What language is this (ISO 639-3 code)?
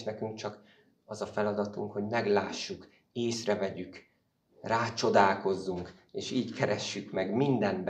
hun